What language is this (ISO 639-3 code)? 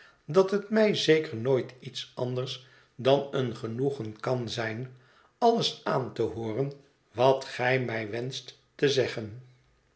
nld